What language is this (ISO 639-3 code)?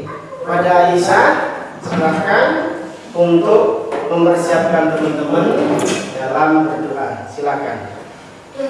ind